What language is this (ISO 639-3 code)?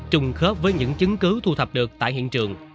vie